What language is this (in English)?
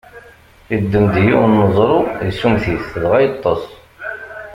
Kabyle